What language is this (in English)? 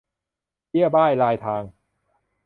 Thai